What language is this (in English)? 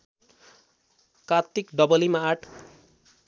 Nepali